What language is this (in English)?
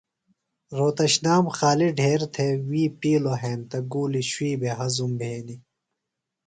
Phalura